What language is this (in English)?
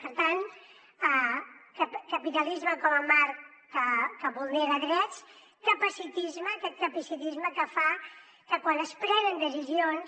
Catalan